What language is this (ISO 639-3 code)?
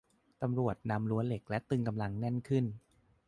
tha